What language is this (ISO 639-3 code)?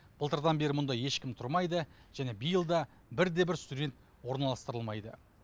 kaz